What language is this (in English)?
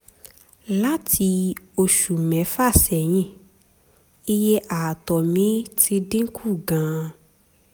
Yoruba